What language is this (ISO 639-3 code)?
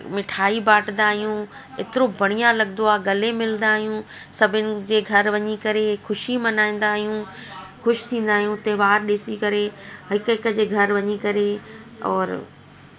snd